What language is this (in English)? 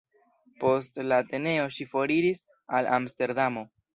Esperanto